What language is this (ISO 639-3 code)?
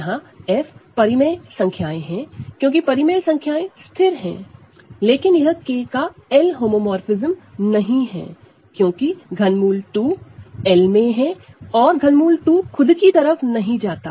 hin